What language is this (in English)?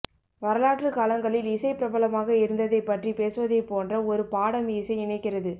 Tamil